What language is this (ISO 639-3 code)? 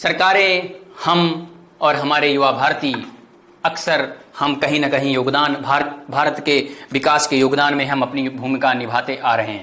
hin